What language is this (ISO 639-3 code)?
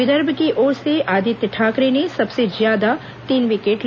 hin